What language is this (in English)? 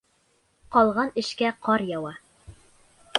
Bashkir